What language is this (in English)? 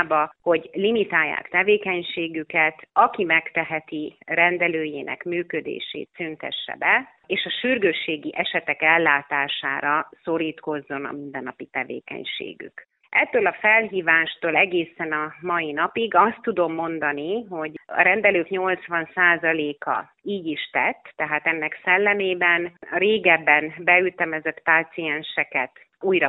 Hungarian